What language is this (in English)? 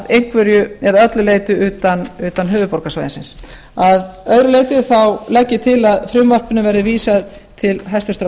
Icelandic